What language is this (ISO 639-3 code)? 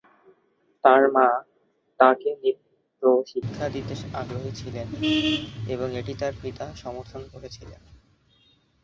ben